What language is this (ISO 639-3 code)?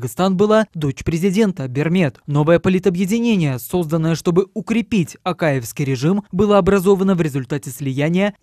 rus